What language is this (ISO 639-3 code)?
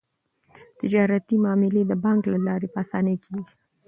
pus